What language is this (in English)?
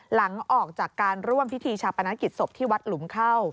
Thai